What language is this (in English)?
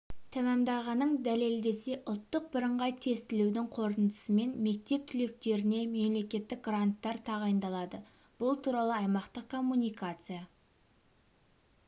Kazakh